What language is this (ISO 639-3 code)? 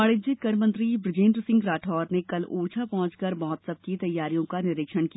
hin